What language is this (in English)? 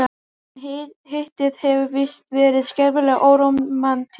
Icelandic